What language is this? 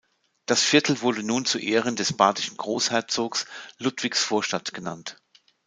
German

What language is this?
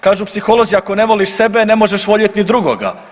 Croatian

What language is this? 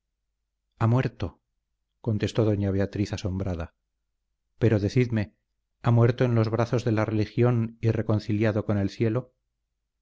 Spanish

